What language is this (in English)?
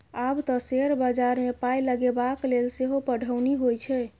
Maithili